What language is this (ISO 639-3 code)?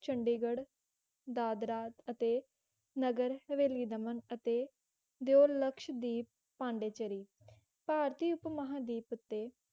pan